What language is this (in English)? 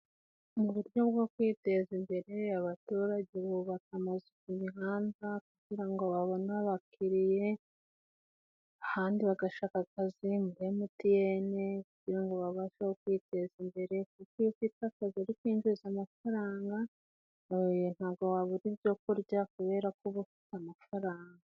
Kinyarwanda